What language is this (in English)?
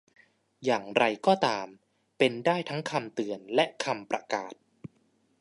Thai